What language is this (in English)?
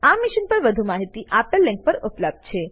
Gujarati